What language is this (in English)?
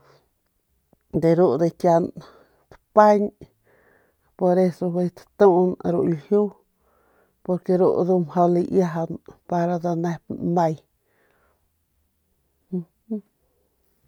Northern Pame